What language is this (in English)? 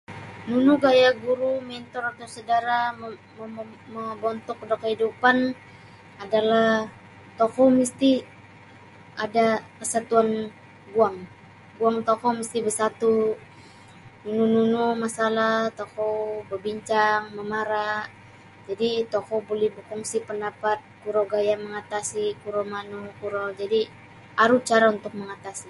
Sabah Bisaya